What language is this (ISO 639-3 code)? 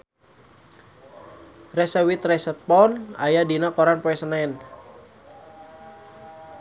sun